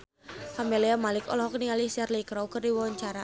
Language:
Sundanese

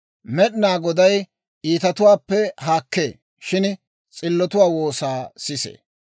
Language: Dawro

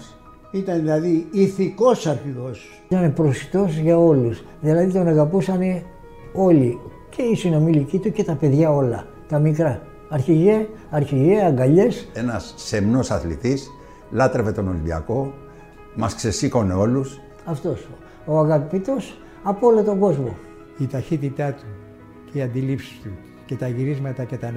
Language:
Greek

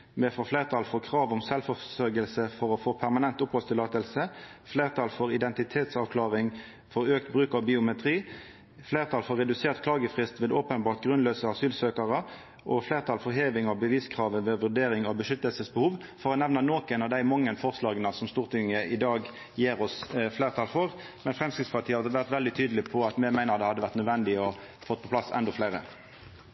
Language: Norwegian Nynorsk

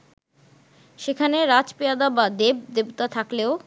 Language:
Bangla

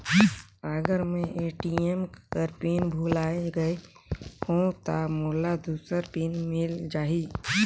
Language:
Chhattisgarhi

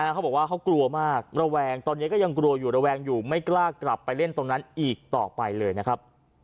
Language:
Thai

